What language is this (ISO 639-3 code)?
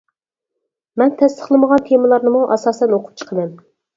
uig